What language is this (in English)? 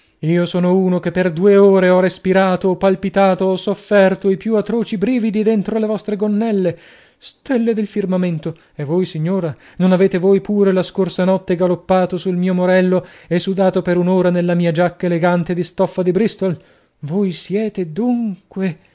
Italian